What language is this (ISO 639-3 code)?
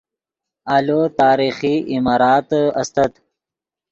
ydg